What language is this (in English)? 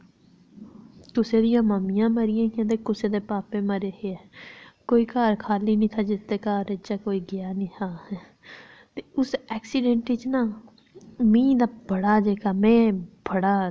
Dogri